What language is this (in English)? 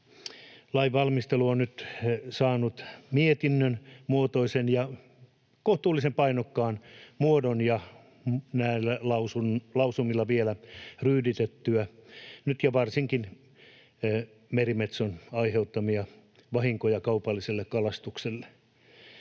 Finnish